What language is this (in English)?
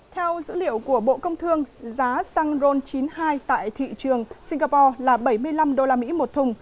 Vietnamese